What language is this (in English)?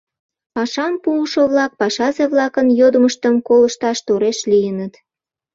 Mari